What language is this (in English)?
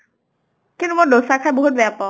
Assamese